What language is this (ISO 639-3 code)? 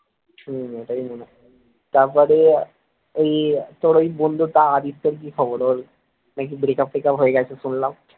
ben